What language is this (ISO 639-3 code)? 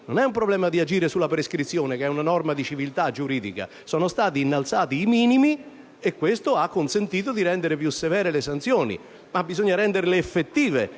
ita